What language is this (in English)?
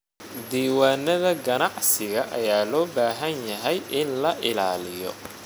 Somali